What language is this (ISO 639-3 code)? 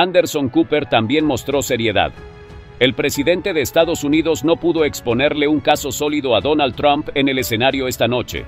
spa